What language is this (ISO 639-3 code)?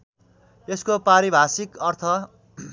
nep